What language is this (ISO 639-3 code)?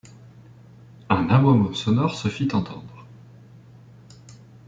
fra